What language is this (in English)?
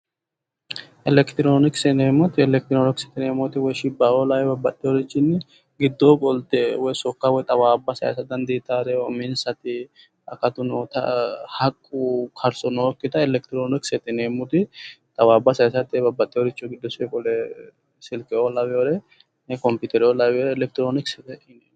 Sidamo